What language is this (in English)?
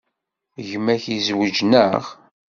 Kabyle